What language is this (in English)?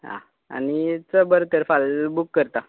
Konkani